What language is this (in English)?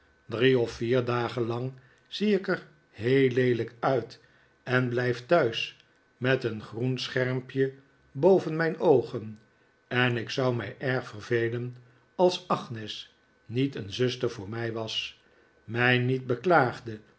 Dutch